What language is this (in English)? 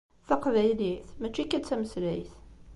Kabyle